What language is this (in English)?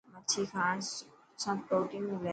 Dhatki